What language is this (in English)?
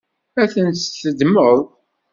Kabyle